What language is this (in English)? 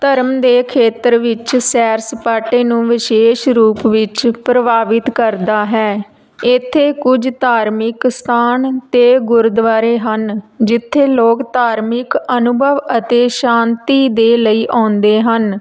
Punjabi